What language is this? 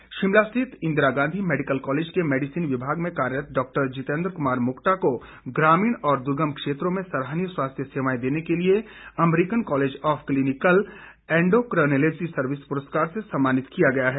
Hindi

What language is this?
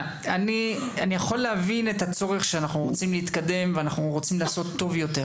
Hebrew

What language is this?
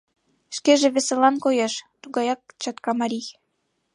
Mari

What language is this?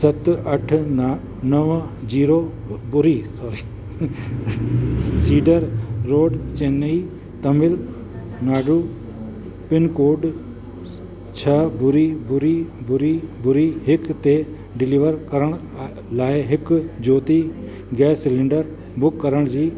Sindhi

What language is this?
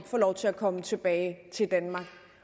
Danish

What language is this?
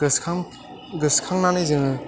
Bodo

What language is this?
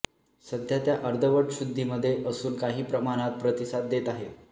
Marathi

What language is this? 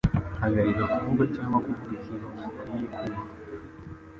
Kinyarwanda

